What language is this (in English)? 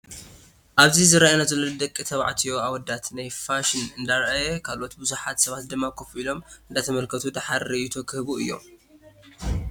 Tigrinya